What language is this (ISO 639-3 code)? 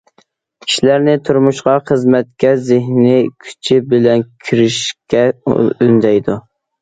uig